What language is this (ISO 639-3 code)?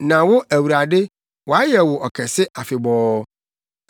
aka